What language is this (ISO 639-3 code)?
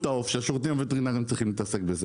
heb